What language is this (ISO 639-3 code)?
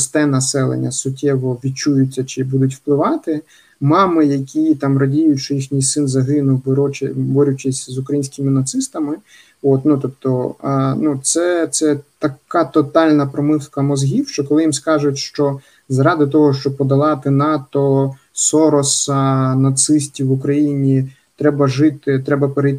ukr